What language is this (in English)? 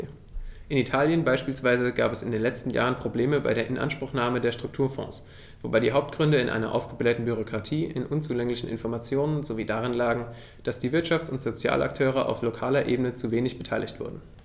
German